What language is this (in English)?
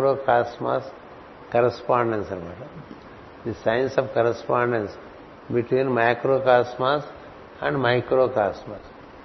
Telugu